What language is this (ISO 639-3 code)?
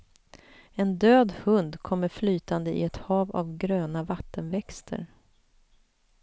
swe